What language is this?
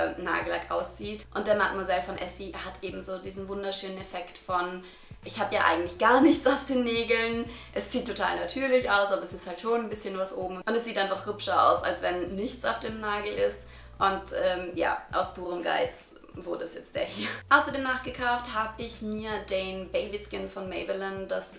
German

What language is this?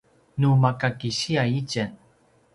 Paiwan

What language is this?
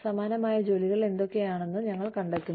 Malayalam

